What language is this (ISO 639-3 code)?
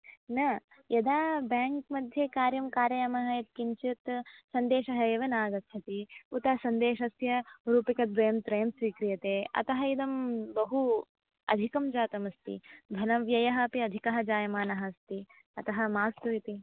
san